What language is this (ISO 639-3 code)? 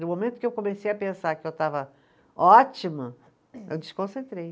por